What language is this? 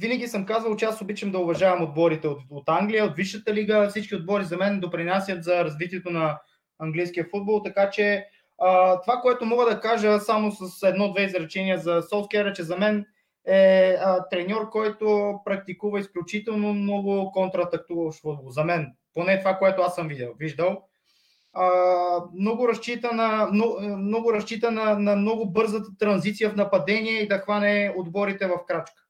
Bulgarian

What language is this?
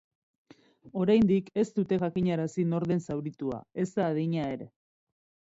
Basque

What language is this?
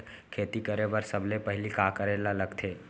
Chhattisgarhi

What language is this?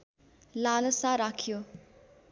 Nepali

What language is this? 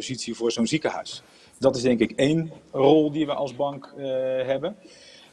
Dutch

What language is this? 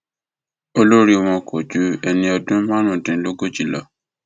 Yoruba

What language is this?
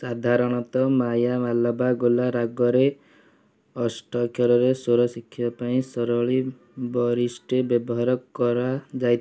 Odia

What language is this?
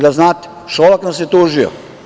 Serbian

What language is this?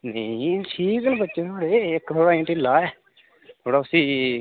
Dogri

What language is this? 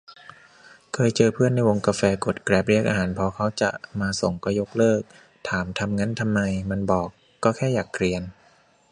Thai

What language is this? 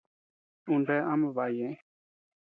Tepeuxila Cuicatec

